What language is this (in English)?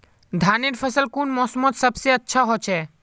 Magahi